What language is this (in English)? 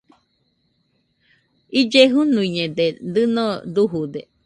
Nüpode Huitoto